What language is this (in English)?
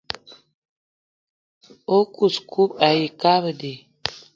Eton (Cameroon)